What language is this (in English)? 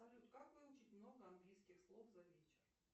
Russian